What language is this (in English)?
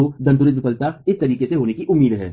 Hindi